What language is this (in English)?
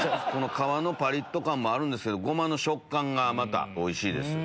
Japanese